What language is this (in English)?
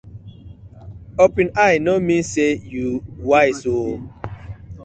Nigerian Pidgin